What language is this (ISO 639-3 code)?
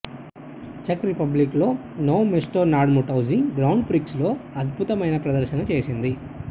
tel